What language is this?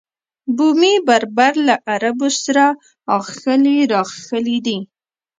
Pashto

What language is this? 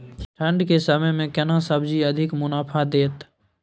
Maithili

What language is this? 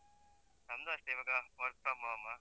Kannada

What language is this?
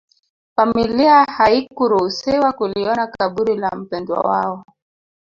Swahili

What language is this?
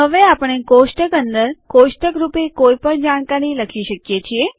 Gujarati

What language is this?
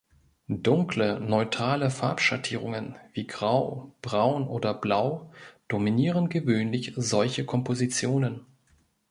German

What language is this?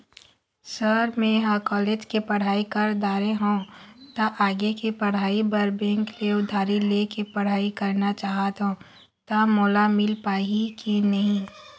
Chhattisgarhi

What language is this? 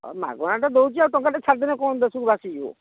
Odia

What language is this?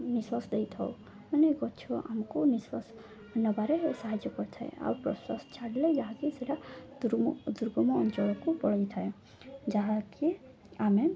Odia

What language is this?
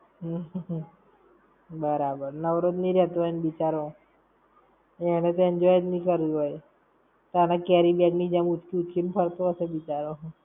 Gujarati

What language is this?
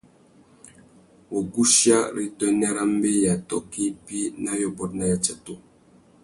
Tuki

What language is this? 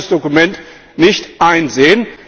German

